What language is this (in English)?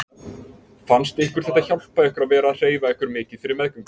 Icelandic